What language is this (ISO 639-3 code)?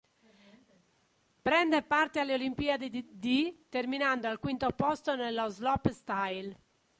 ita